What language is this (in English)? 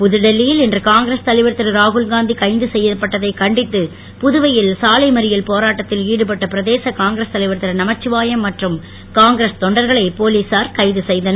Tamil